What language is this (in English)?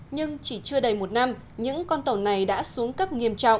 Vietnamese